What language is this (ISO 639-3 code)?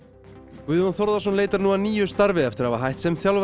isl